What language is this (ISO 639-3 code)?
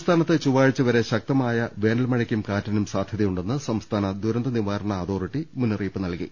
mal